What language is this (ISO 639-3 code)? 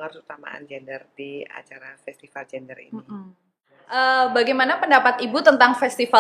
ind